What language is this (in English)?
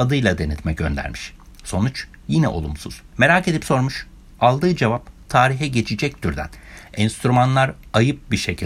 Turkish